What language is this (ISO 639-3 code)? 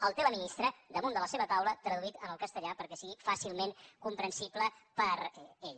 cat